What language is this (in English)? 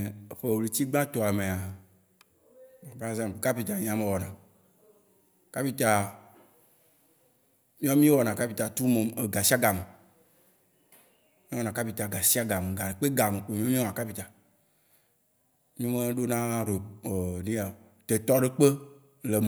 Waci Gbe